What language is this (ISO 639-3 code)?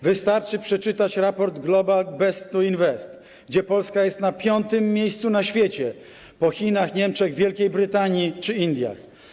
pol